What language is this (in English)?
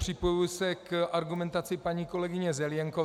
Czech